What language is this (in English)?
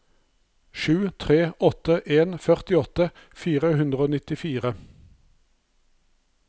Norwegian